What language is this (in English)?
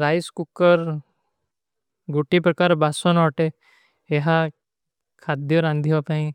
Kui (India)